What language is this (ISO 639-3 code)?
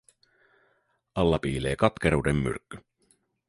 fin